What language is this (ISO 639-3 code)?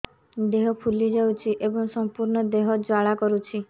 ori